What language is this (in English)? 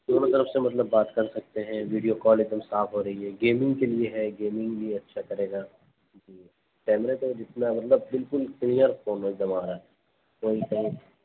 Urdu